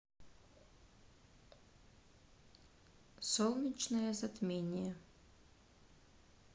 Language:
Russian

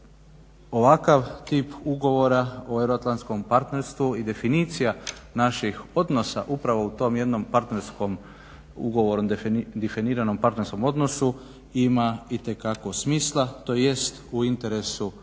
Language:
Croatian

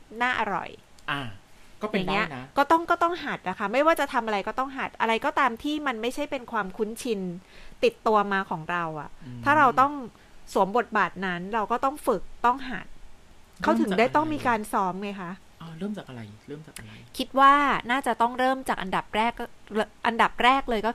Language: Thai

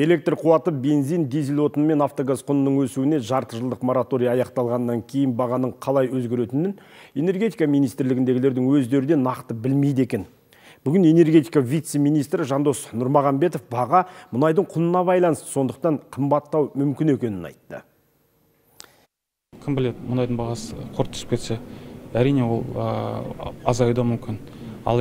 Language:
Russian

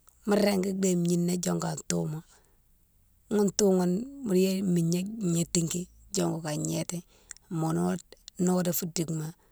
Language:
Mansoanka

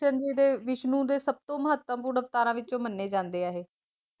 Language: Punjabi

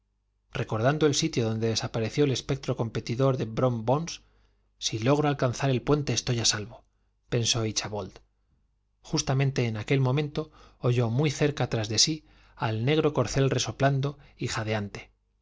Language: Spanish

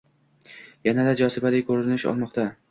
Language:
Uzbek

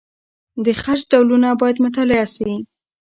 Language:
Pashto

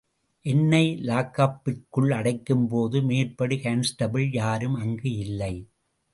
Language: Tamil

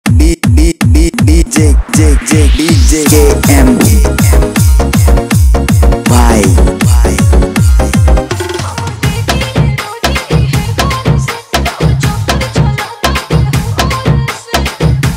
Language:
Russian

